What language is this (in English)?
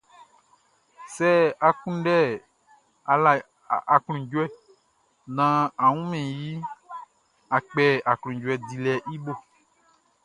Baoulé